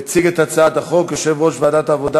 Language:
Hebrew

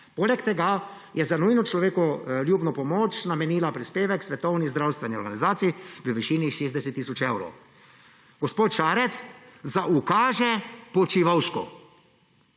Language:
Slovenian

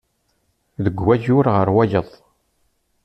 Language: Kabyle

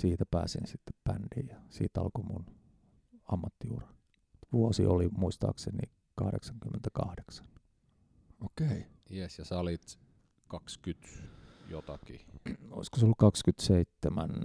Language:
Finnish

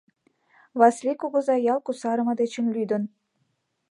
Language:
Mari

